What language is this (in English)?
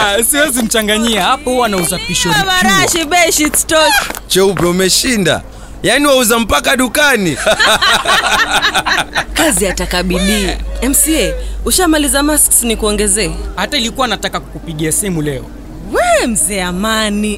Swahili